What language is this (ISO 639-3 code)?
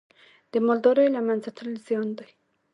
pus